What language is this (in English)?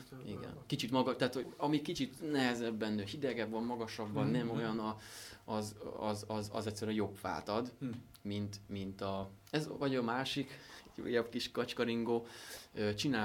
Hungarian